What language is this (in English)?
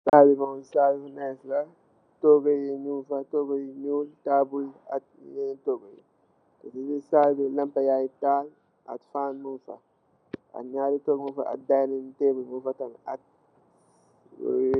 Wolof